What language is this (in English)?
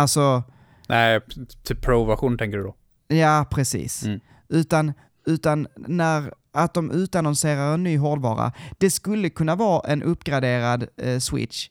Swedish